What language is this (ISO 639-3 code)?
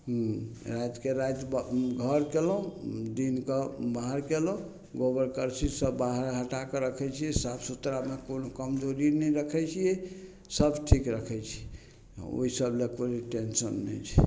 mai